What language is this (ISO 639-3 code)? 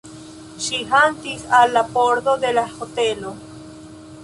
epo